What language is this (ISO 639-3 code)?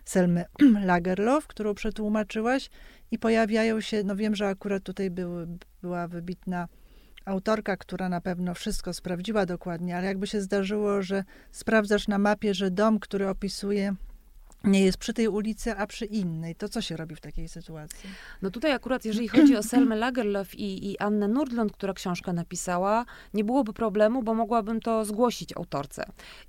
pol